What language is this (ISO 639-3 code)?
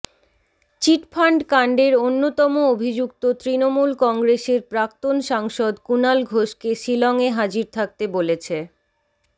ben